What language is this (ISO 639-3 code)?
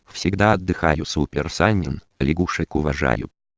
rus